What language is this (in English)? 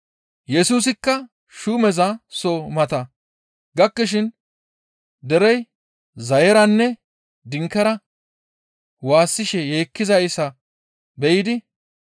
Gamo